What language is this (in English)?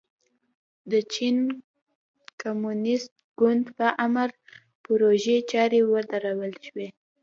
Pashto